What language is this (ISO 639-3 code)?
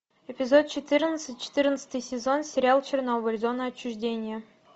rus